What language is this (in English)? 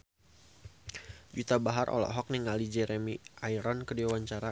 Sundanese